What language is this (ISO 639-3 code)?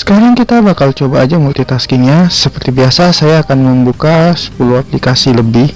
ind